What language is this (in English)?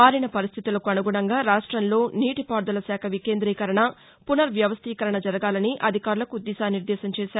Telugu